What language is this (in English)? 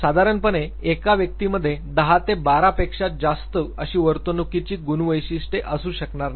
Marathi